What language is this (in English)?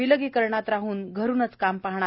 Marathi